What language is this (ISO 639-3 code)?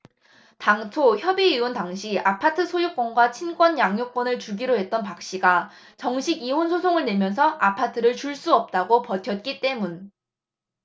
kor